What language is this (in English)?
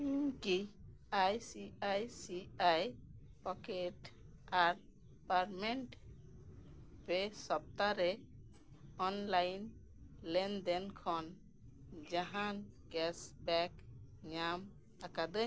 Santali